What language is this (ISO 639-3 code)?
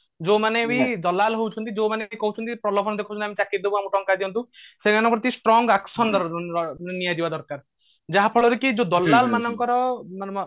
ori